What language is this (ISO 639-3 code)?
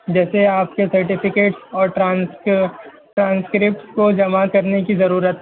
urd